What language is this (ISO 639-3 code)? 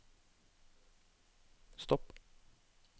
nor